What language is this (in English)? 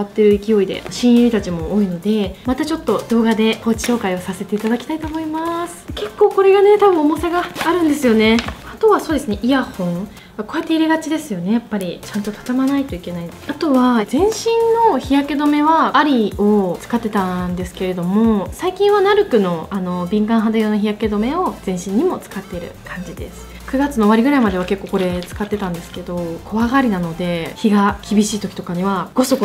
Japanese